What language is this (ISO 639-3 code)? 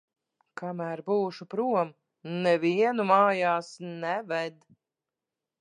lav